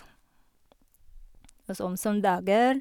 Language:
Norwegian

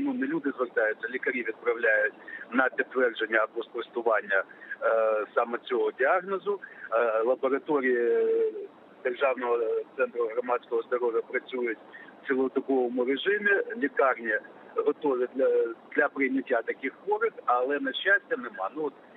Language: Ukrainian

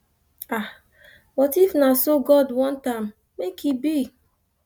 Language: Nigerian Pidgin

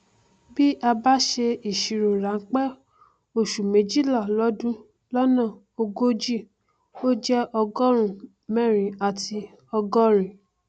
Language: Yoruba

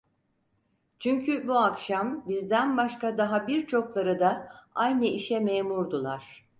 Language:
Turkish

